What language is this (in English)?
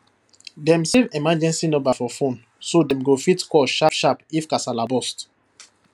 Nigerian Pidgin